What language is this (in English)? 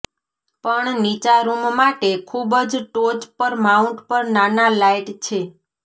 Gujarati